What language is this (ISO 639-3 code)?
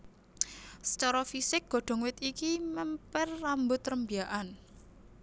jav